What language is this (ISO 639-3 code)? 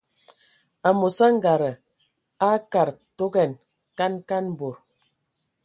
ewo